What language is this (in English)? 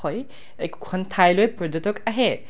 Assamese